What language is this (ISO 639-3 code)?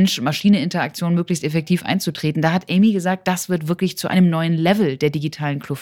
deu